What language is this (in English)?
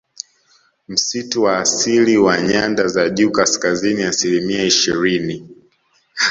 Swahili